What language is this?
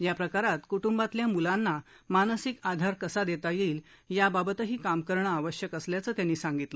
Marathi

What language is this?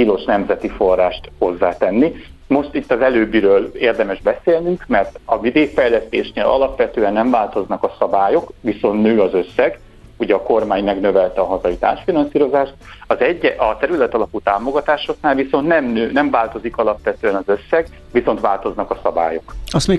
Hungarian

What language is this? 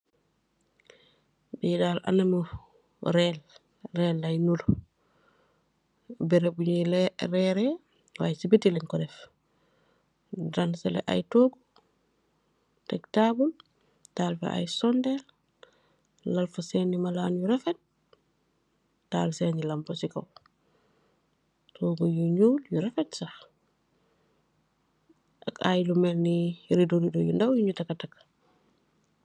Wolof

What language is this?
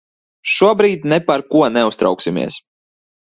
Latvian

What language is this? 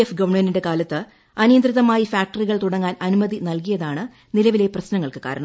Malayalam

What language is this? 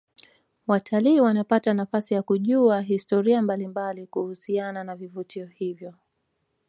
Swahili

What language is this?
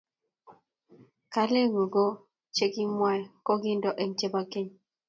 Kalenjin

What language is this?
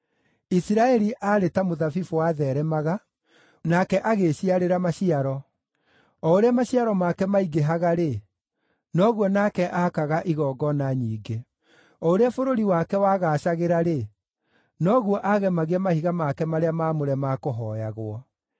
Kikuyu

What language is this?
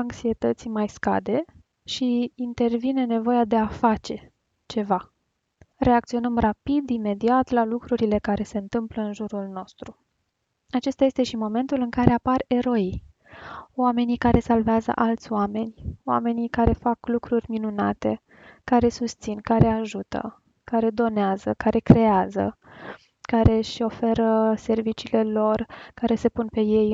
Romanian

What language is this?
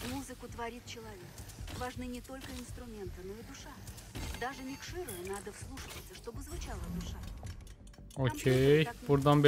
Turkish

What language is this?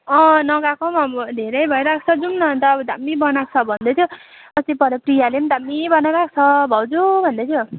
Nepali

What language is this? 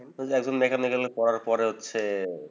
Bangla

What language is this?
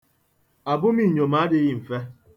Igbo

